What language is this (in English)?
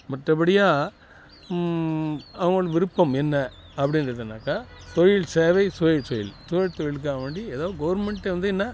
Tamil